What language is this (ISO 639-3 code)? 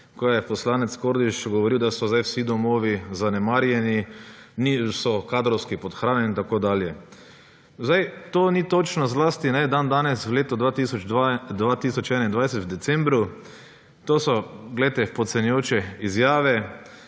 slv